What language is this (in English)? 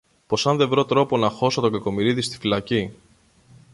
Greek